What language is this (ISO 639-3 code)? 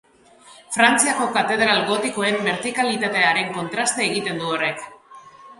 eus